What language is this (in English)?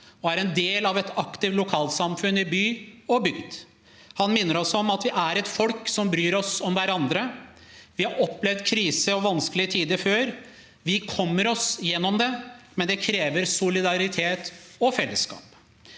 Norwegian